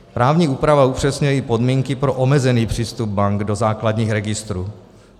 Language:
Czech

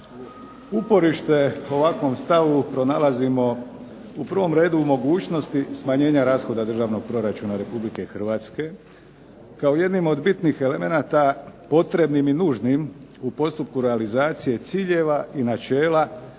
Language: Croatian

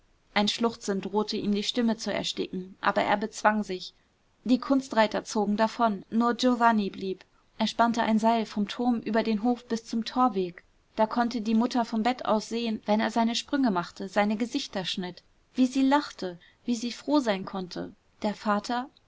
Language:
German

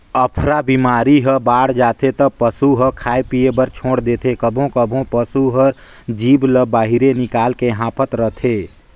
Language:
Chhattisgarhi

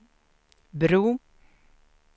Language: Swedish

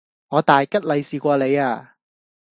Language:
Cantonese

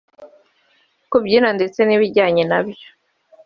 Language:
Kinyarwanda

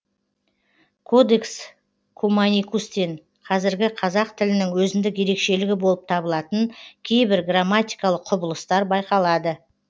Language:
Kazakh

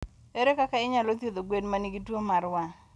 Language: Luo (Kenya and Tanzania)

